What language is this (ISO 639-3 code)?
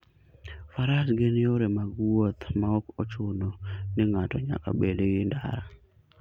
luo